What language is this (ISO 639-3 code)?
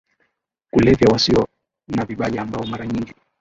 swa